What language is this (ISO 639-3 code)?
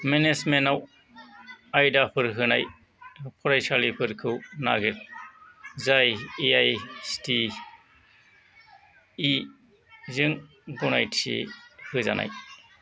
brx